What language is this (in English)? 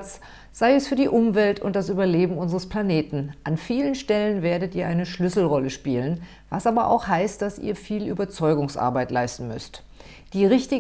German